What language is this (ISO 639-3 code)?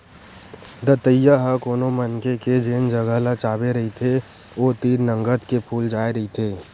hne